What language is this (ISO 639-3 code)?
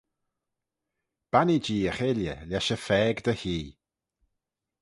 glv